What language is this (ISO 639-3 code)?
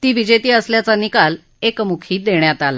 mar